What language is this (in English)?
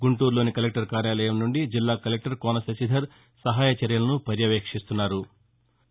Telugu